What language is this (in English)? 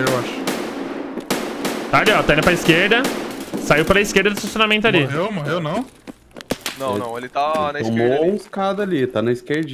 Portuguese